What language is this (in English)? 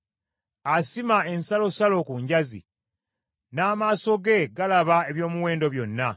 Ganda